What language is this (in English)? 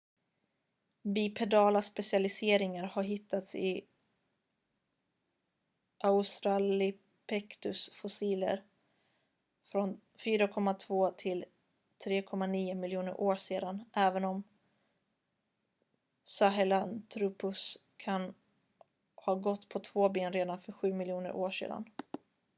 Swedish